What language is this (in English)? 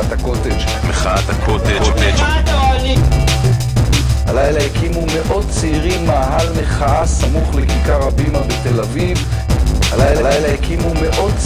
Hebrew